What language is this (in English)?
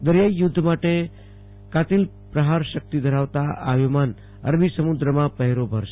Gujarati